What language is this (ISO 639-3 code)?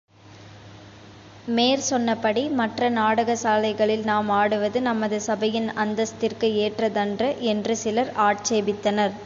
tam